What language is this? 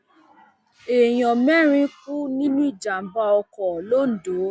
Yoruba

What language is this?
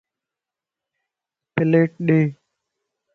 Lasi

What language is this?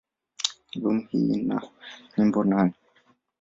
Swahili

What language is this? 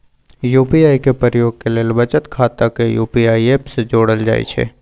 Magahi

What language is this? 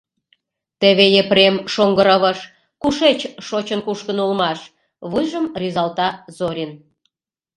Mari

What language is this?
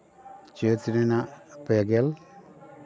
Santali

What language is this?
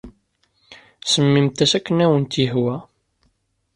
Kabyle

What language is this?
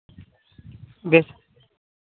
Santali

